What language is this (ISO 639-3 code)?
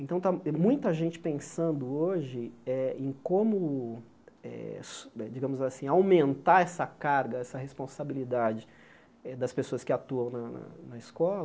por